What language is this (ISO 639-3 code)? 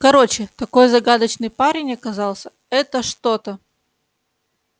rus